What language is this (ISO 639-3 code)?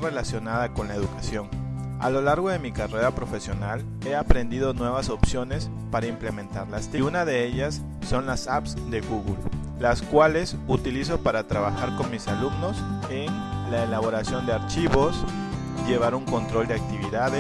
spa